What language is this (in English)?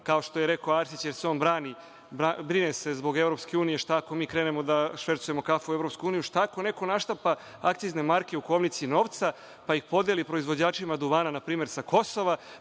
Serbian